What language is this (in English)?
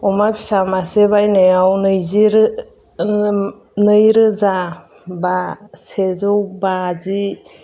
Bodo